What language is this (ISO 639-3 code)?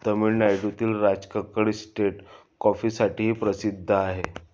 mar